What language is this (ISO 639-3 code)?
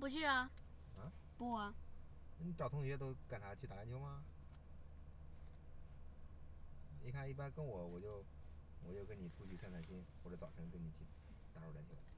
zho